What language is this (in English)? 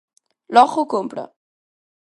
Galician